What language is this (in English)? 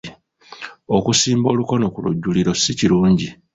Ganda